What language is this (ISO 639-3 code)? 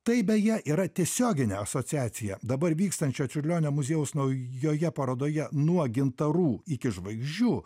lit